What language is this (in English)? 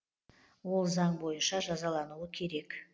Kazakh